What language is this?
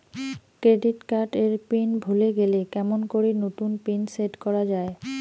Bangla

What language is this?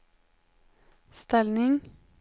Swedish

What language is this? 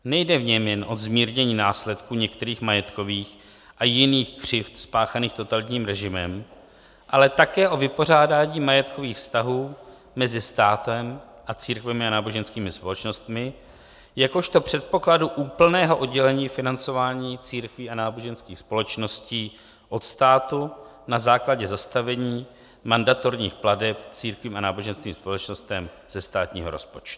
Czech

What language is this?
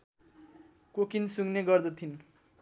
Nepali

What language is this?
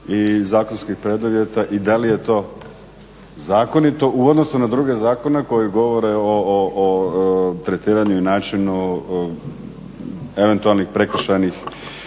Croatian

